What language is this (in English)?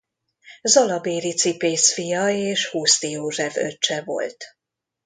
Hungarian